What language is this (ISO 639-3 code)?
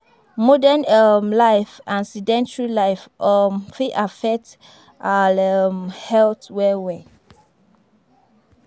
pcm